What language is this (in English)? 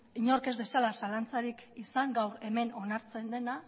Basque